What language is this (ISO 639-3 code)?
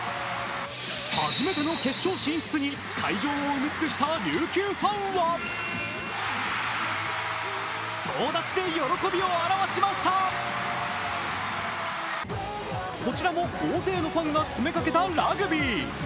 jpn